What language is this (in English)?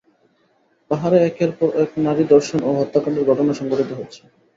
Bangla